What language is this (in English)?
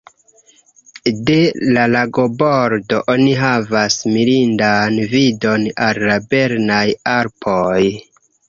Esperanto